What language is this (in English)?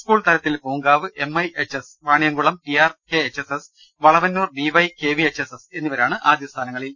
Malayalam